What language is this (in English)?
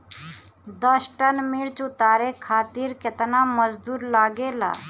Bhojpuri